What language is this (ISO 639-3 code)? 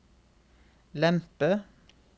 nor